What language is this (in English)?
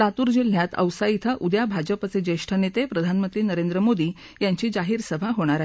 Marathi